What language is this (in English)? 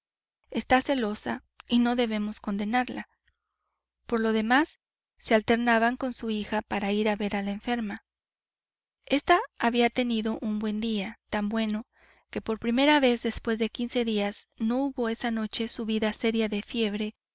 Spanish